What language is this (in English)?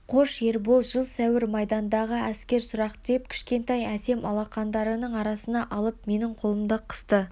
Kazakh